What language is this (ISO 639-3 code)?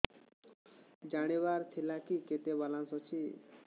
ori